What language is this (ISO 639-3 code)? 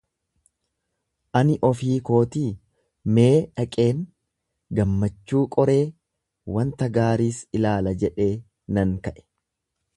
orm